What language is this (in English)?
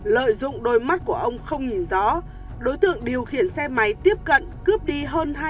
Vietnamese